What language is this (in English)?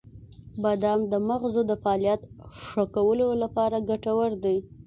Pashto